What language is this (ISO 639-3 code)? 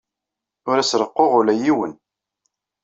kab